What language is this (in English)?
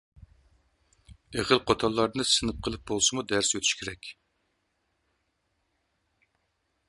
Uyghur